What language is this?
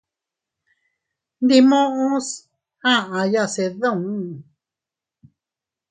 Teutila Cuicatec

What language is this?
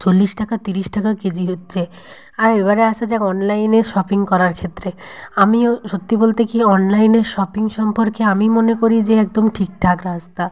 Bangla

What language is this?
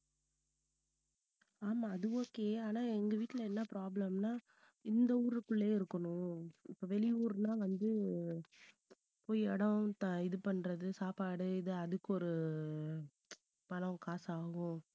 Tamil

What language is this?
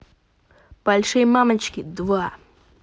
Russian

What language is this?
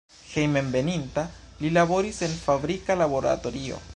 Esperanto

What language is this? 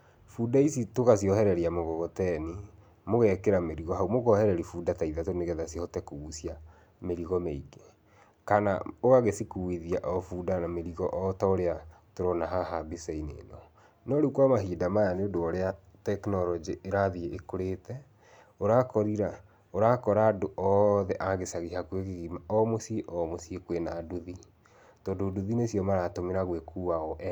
Kikuyu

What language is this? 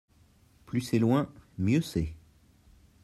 French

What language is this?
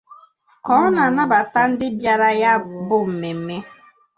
Igbo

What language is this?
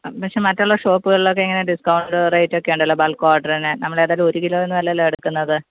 Malayalam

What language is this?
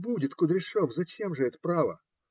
Russian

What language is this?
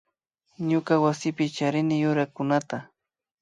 Imbabura Highland Quichua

